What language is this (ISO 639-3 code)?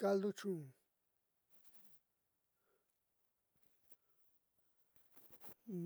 mxy